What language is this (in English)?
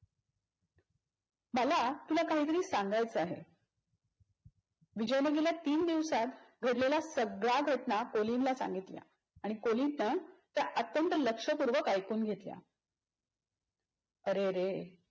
Marathi